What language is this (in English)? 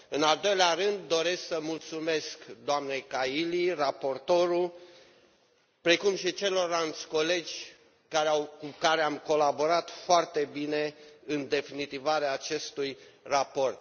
Romanian